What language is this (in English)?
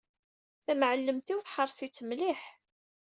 Kabyle